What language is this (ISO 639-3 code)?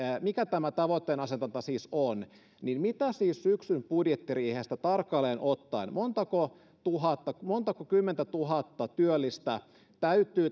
fin